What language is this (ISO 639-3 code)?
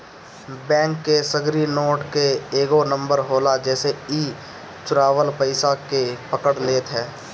bho